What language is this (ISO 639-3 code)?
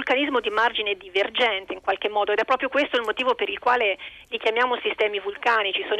ita